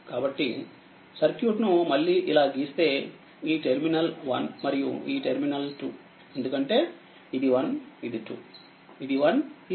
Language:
Telugu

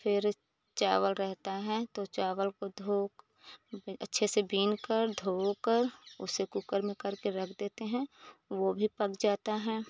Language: Hindi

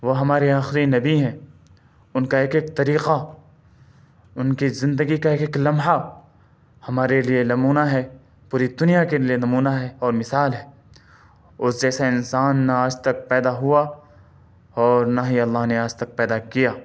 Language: Urdu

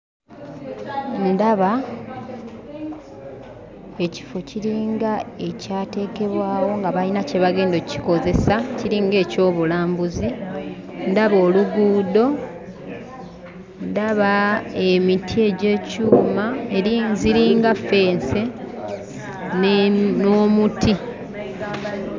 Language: Ganda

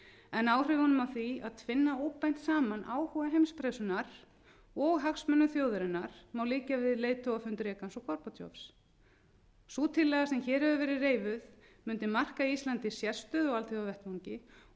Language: Icelandic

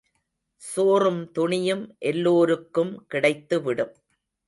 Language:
Tamil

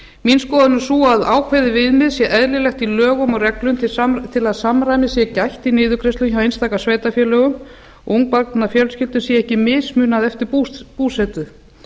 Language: Icelandic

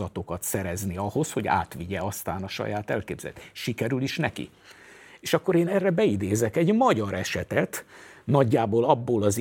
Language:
Hungarian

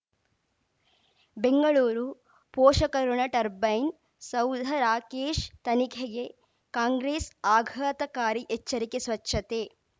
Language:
Kannada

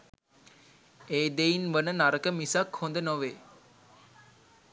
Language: Sinhala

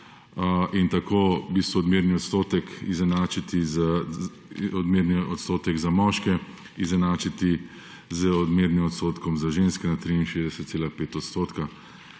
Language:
Slovenian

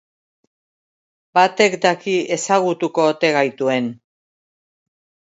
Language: Basque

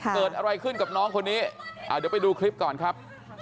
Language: Thai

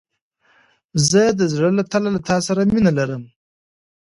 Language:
Pashto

